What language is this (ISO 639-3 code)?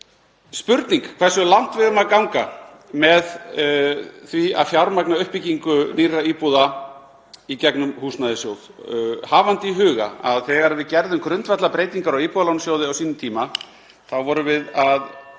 isl